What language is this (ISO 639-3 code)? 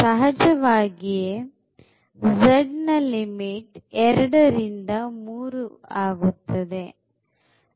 kan